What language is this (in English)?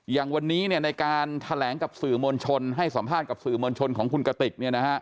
Thai